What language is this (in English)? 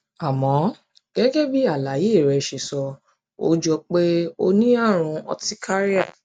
Yoruba